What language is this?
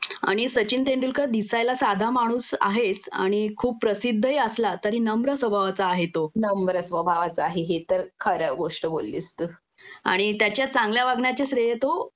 Marathi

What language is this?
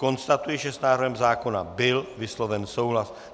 Czech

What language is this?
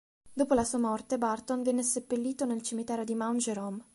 Italian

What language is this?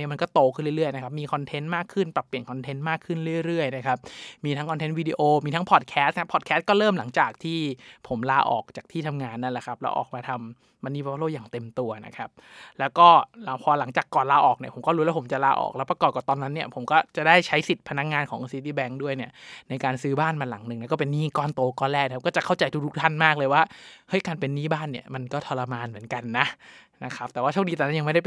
Thai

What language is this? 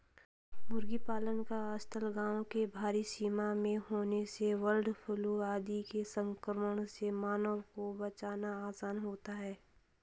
Hindi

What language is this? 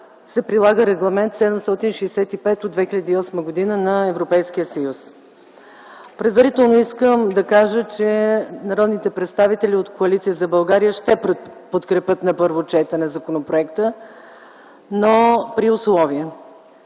Bulgarian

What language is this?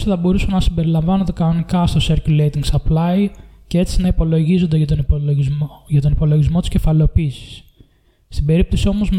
Greek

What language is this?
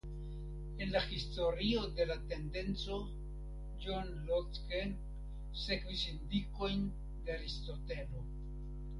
Esperanto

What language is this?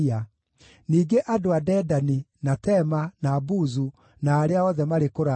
Kikuyu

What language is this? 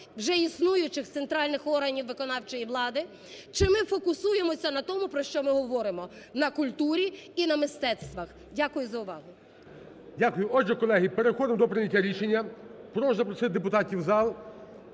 Ukrainian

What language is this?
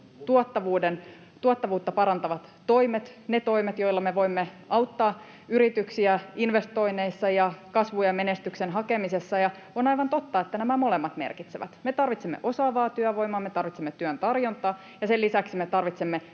Finnish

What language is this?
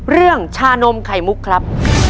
Thai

